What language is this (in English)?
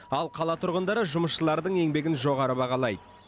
Kazakh